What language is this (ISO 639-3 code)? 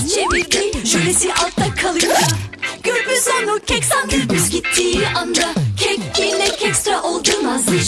tur